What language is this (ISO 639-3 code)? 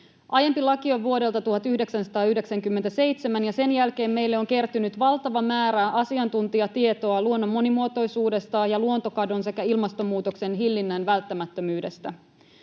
fin